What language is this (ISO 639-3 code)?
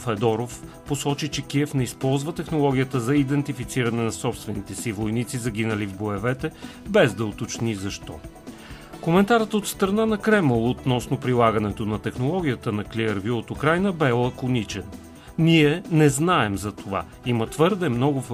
bul